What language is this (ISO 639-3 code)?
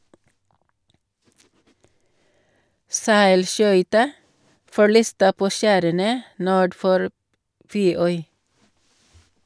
nor